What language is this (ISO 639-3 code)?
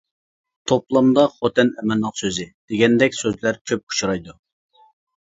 uig